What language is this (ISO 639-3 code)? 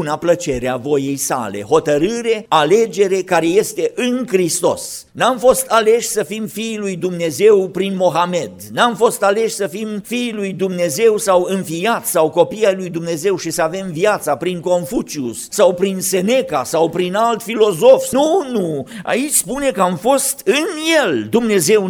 ron